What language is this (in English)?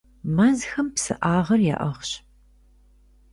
Kabardian